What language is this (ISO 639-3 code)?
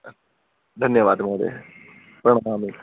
san